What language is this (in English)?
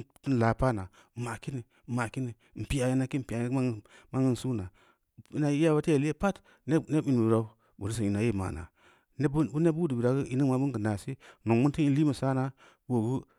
Samba Leko